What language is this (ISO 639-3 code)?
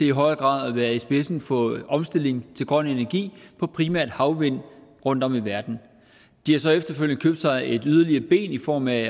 dan